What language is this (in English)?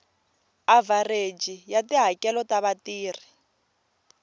Tsonga